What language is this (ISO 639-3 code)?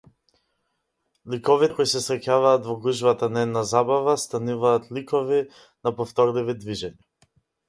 mkd